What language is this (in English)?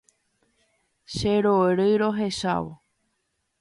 Guarani